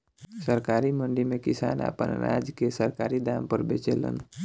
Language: Bhojpuri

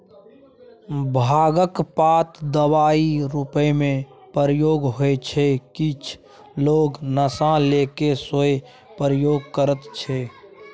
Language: Maithili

